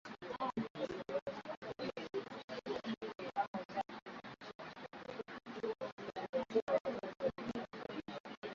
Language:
Swahili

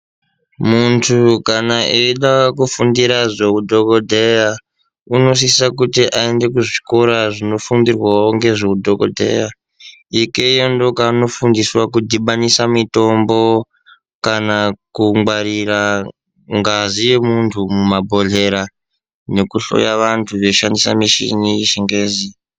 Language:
Ndau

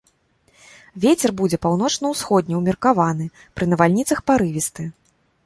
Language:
Belarusian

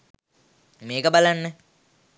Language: Sinhala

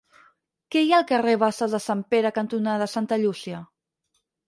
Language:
Catalan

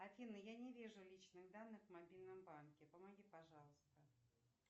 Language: Russian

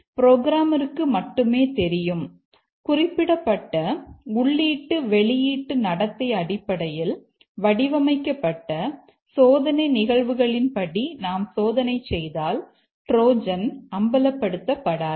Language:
Tamil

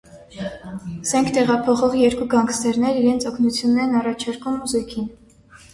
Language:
Armenian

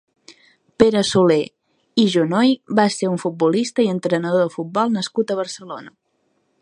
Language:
Catalan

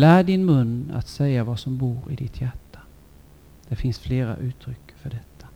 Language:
Swedish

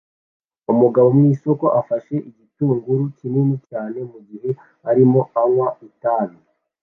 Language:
Kinyarwanda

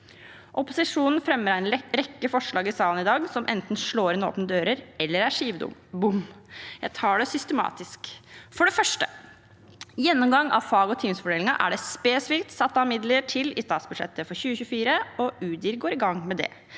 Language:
Norwegian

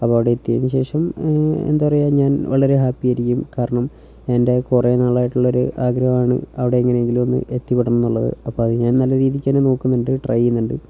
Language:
Malayalam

